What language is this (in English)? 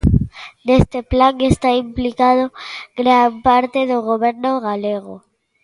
Galician